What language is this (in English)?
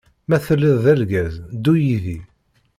Kabyle